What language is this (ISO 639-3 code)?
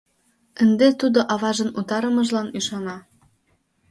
chm